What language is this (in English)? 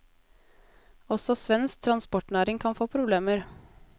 Norwegian